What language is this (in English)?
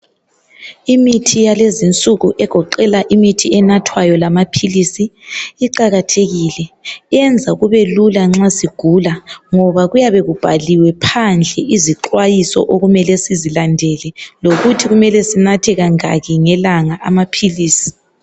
North Ndebele